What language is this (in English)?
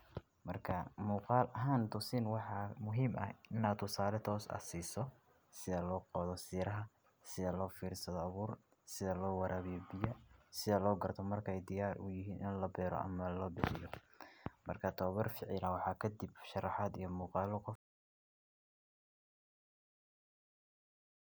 Somali